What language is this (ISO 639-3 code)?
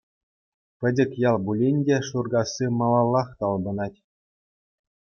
chv